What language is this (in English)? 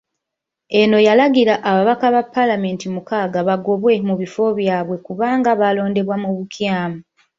Ganda